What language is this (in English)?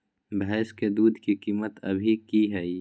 Magahi